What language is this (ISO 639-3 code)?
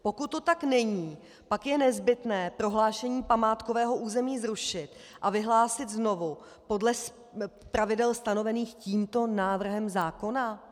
ces